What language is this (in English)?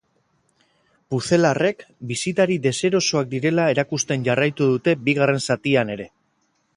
Basque